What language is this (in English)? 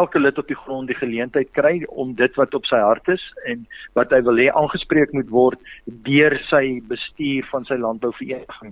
Swedish